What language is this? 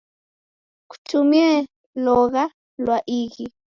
Taita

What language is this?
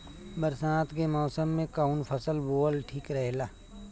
Bhojpuri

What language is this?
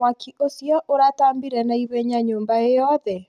Kikuyu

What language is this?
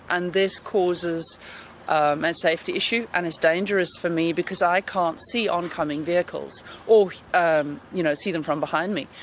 English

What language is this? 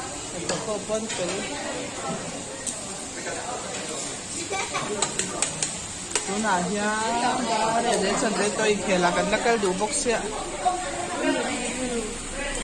Arabic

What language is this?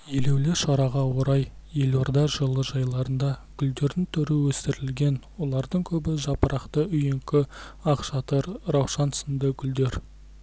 Kazakh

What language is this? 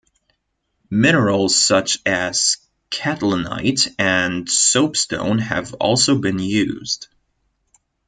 English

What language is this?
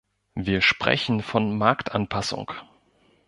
German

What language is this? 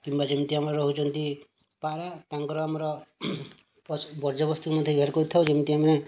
Odia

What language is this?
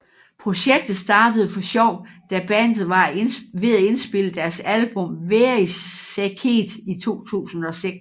Danish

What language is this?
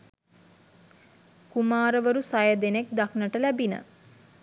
Sinhala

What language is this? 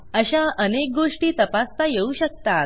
Marathi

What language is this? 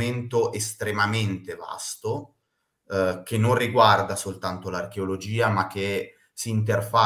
Italian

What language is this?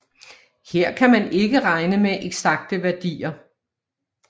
Danish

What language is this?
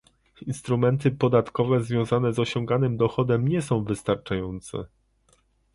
Polish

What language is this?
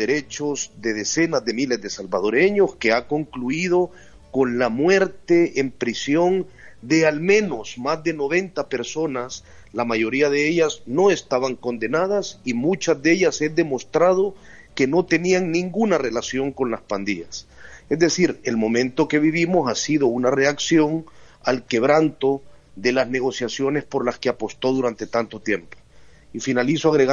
Spanish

